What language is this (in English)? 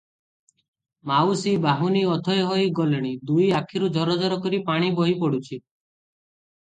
Odia